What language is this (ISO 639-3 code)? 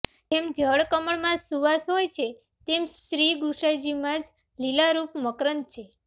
guj